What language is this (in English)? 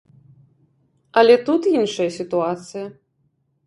Belarusian